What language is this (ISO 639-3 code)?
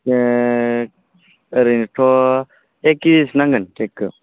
brx